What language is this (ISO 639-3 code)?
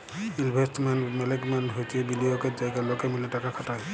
ben